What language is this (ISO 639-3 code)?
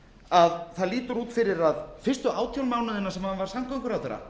isl